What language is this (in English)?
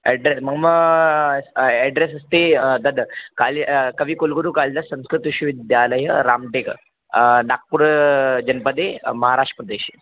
Sanskrit